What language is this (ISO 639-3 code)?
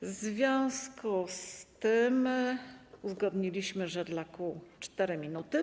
pol